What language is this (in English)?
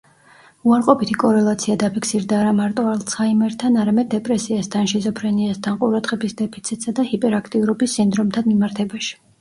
Georgian